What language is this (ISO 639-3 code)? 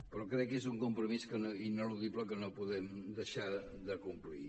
cat